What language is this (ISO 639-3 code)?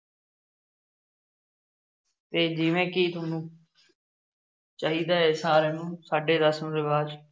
pan